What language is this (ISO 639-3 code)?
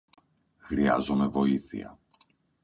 ell